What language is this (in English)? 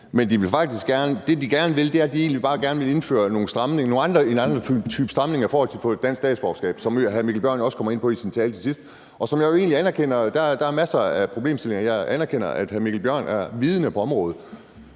Danish